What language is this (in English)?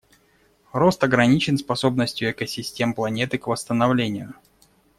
Russian